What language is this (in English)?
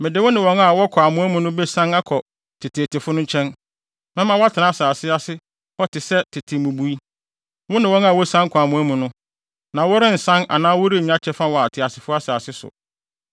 Akan